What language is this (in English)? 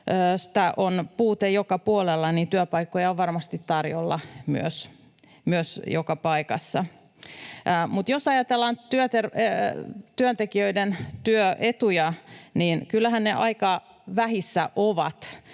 Finnish